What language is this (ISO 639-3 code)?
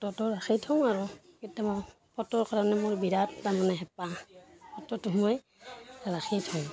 asm